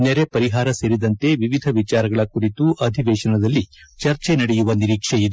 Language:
Kannada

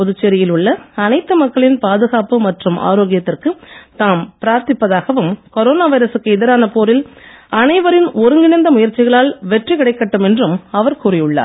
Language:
Tamil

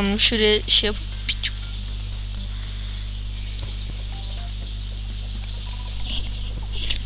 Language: Turkish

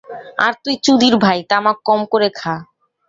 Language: Bangla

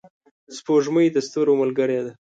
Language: Pashto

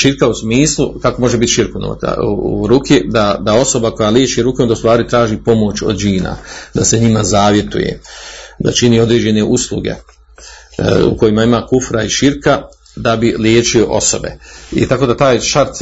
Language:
Croatian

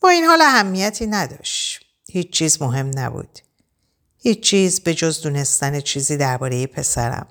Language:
Persian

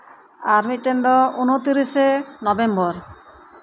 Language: Santali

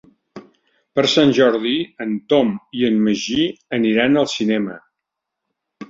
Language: Catalan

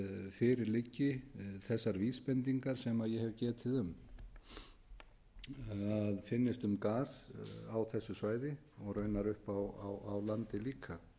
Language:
Icelandic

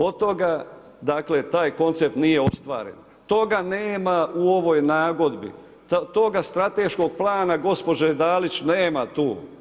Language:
Croatian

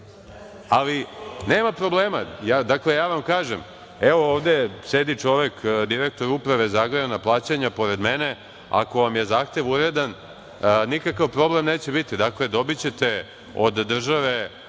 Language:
Serbian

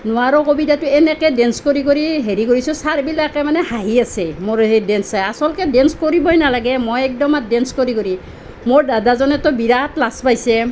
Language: Assamese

